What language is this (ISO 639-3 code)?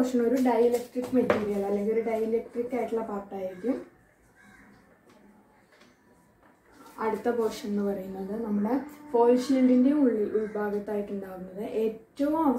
tur